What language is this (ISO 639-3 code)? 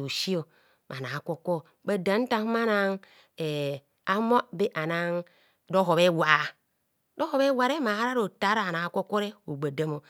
bcs